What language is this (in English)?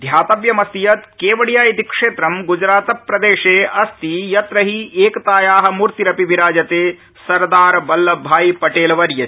Sanskrit